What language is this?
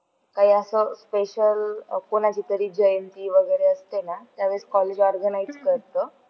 Marathi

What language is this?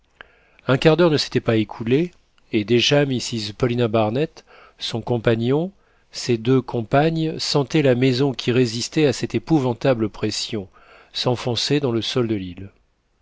French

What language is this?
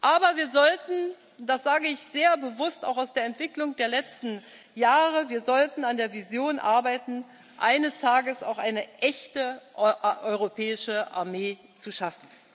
German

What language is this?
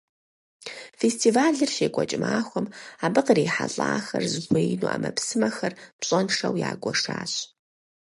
Kabardian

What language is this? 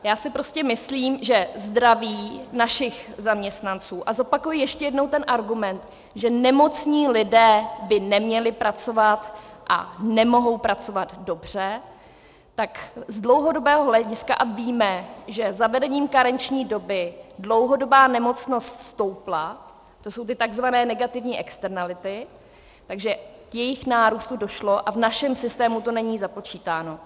Czech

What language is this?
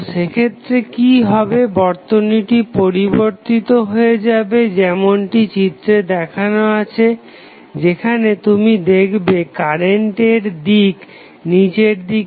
Bangla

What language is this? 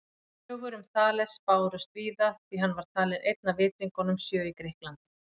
Icelandic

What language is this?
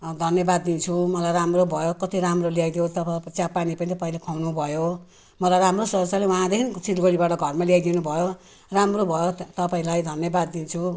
Nepali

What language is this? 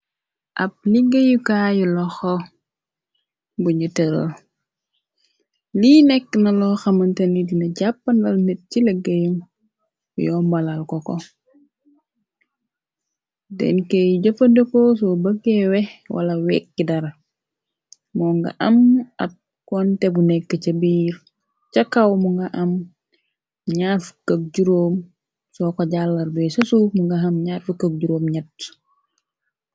Wolof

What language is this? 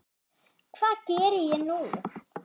Icelandic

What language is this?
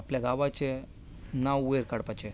Konkani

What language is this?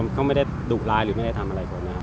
Thai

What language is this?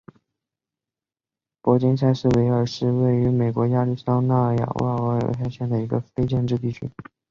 Chinese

